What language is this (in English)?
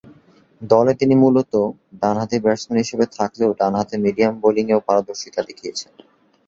Bangla